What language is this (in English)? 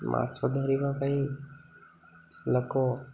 Odia